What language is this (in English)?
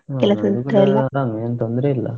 Kannada